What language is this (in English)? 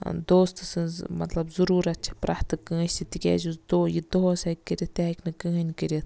Kashmiri